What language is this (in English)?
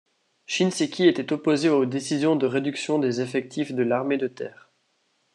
French